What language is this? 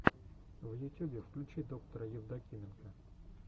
Russian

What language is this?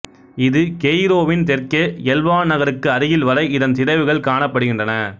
Tamil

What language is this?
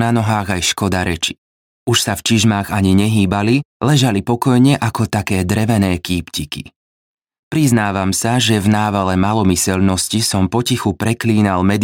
Slovak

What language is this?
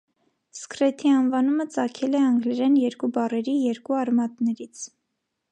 Armenian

